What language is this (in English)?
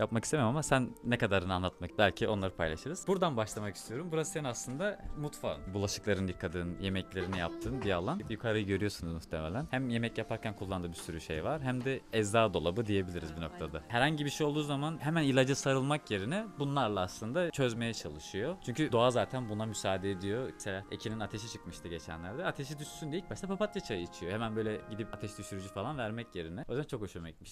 Turkish